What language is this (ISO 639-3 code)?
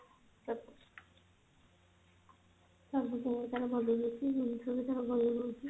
ori